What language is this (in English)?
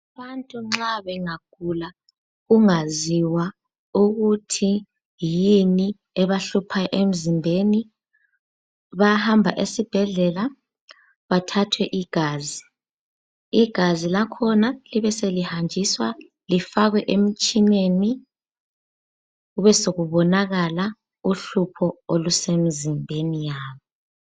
North Ndebele